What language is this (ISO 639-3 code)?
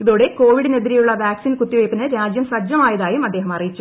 mal